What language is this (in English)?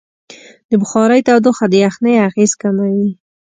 Pashto